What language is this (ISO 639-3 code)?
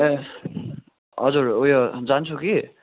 nep